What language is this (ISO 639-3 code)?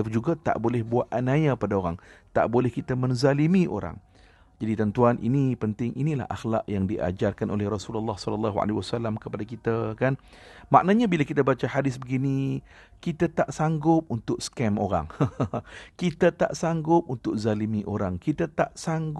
msa